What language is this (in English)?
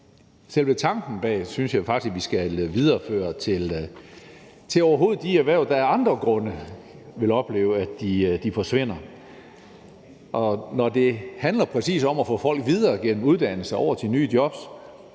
Danish